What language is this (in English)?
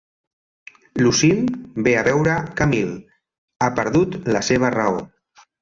Catalan